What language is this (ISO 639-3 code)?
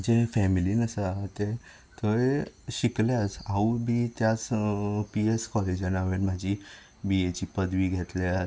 kok